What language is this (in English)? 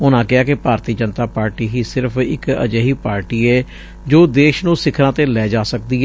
Punjabi